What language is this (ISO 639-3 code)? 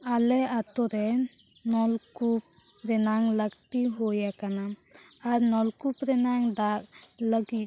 sat